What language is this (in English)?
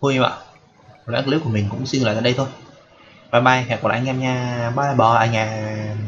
Vietnamese